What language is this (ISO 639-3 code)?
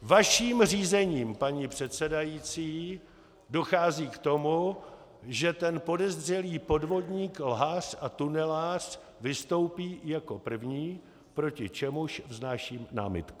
ces